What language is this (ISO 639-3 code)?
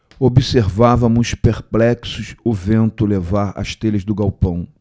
por